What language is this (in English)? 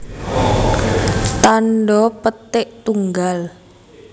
Javanese